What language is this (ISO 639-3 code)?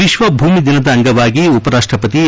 kan